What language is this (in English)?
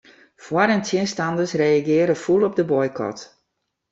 Western Frisian